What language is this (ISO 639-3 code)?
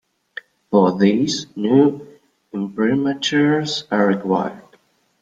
eng